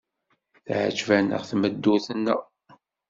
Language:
Kabyle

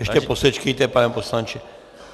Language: Czech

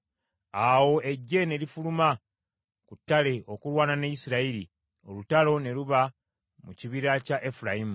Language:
Ganda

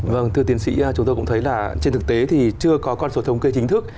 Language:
Vietnamese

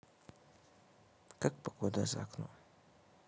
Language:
Russian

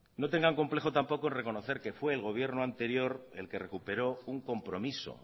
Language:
Spanish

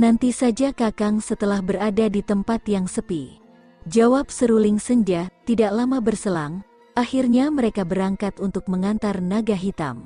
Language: Indonesian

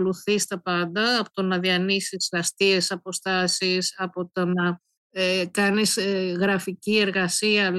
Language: Greek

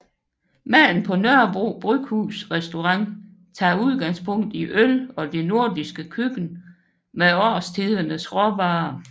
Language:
Danish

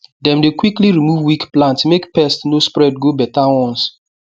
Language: Nigerian Pidgin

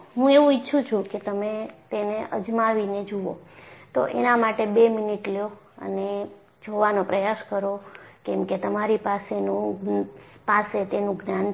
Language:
Gujarati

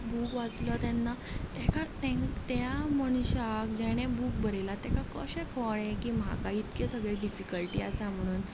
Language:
Konkani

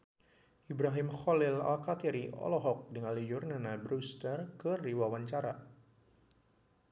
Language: Sundanese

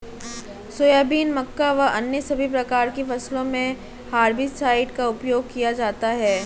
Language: Hindi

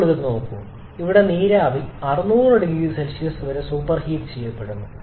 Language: Malayalam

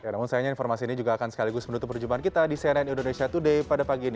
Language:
Indonesian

